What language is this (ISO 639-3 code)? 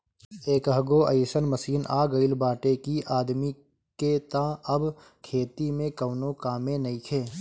bho